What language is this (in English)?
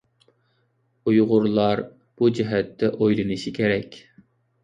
Uyghur